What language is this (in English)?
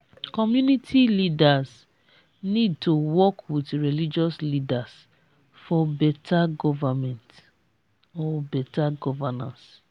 Nigerian Pidgin